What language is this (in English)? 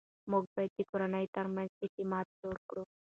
Pashto